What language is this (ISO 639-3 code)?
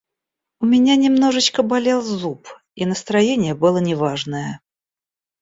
rus